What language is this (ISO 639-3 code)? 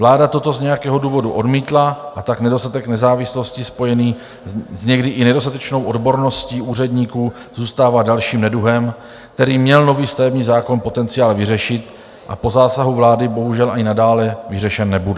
ces